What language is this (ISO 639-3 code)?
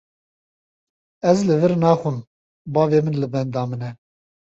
kur